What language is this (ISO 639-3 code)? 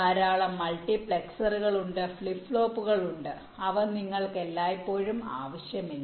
mal